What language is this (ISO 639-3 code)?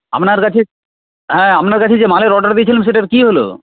ben